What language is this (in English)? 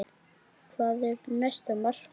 Icelandic